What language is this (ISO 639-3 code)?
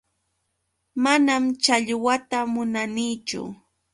qux